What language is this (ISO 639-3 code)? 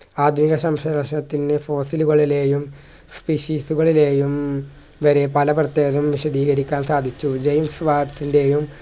mal